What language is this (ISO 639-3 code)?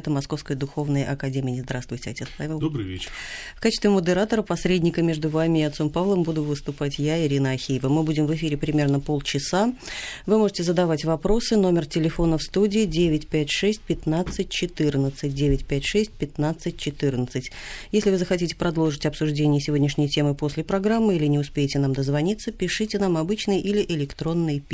rus